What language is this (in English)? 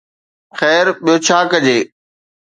Sindhi